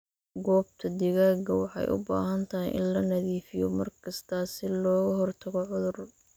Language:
Somali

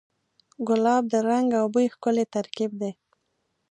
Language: Pashto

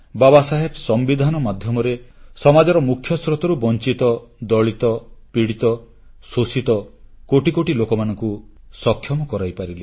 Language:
Odia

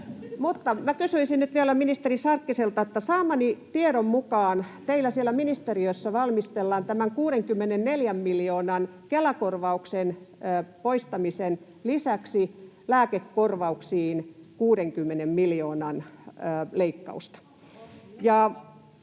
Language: Finnish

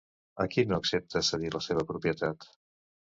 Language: Catalan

